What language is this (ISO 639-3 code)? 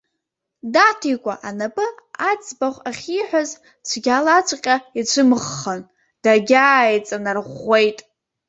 abk